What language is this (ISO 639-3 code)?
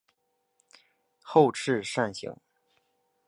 zho